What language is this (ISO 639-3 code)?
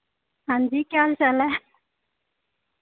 doi